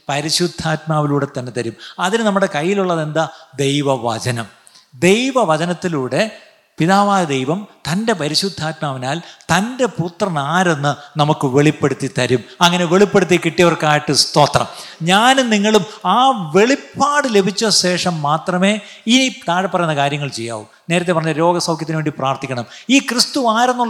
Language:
Malayalam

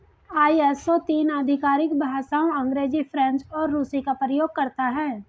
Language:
Hindi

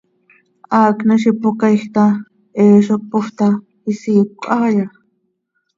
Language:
Seri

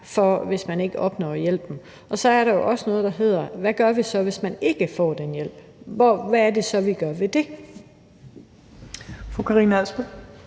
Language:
Danish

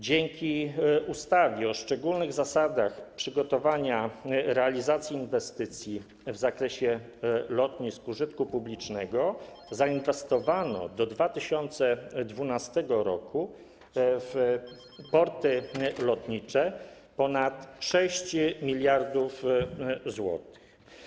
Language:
Polish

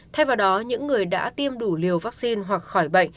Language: Vietnamese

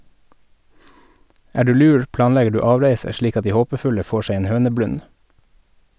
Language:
Norwegian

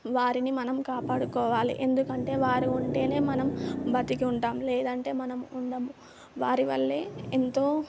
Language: Telugu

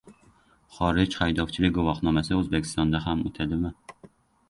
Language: Uzbek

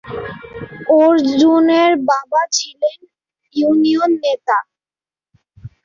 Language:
Bangla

